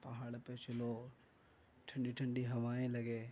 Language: Urdu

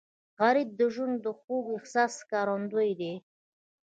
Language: Pashto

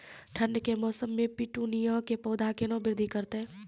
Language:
Maithili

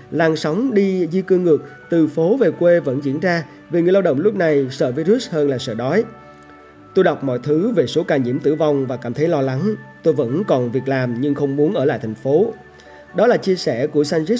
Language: Vietnamese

